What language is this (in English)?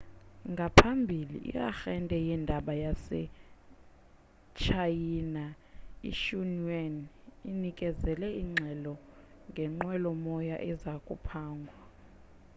Xhosa